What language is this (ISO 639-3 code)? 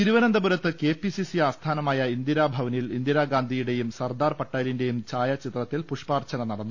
mal